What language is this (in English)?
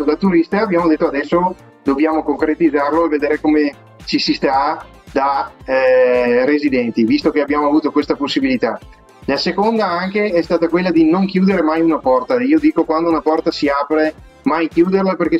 Italian